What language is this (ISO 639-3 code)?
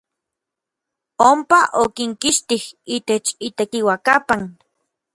nlv